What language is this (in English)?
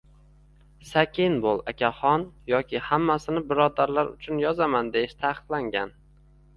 Uzbek